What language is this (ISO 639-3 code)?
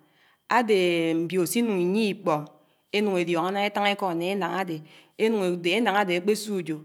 anw